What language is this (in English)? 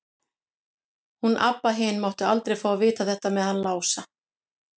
Icelandic